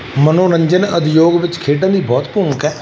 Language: Punjabi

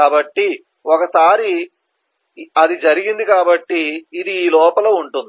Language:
Telugu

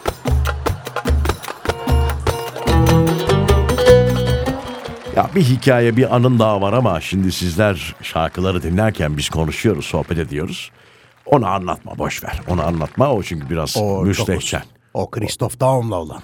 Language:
Turkish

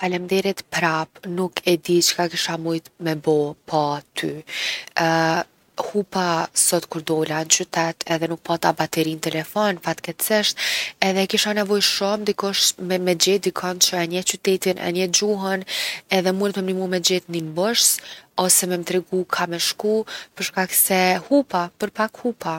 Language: Gheg Albanian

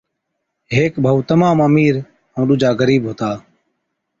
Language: Od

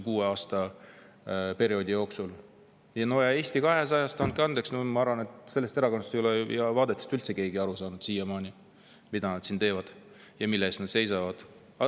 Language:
Estonian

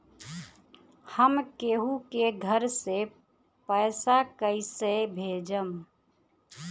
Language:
Bhojpuri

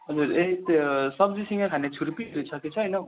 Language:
Nepali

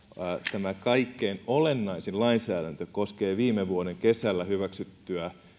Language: Finnish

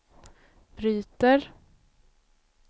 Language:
Swedish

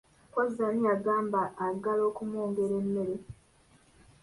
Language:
Ganda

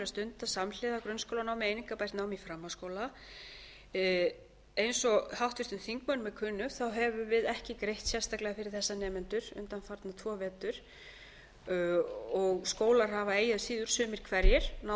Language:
Icelandic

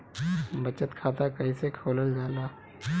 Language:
Bhojpuri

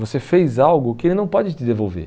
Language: Portuguese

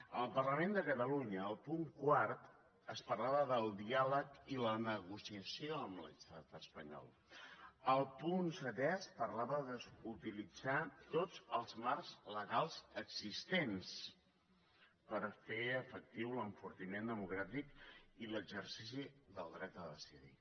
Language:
Catalan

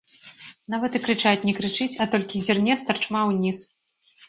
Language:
Belarusian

